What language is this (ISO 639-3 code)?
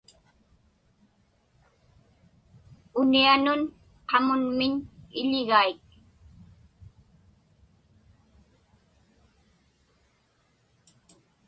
ipk